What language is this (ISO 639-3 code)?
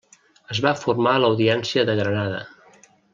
cat